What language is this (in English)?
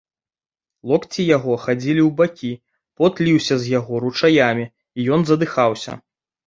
Belarusian